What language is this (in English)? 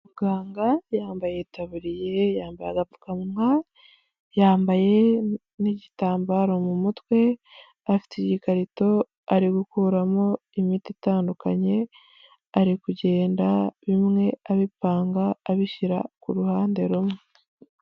Kinyarwanda